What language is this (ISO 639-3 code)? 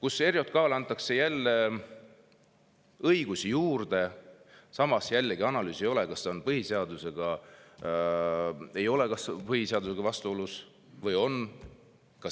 est